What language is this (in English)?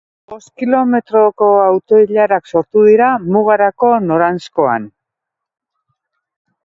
Basque